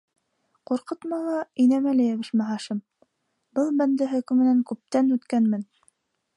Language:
Bashkir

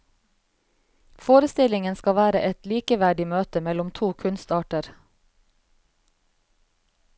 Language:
Norwegian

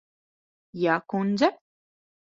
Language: Latvian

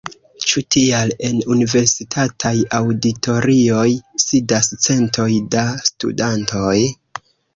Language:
Esperanto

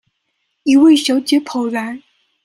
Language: Chinese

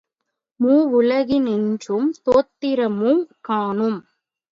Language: Tamil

